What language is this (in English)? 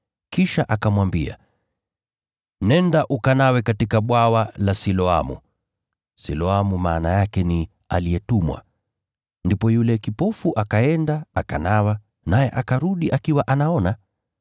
Swahili